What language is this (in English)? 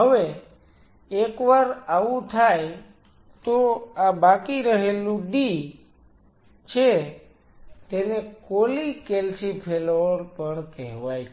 Gujarati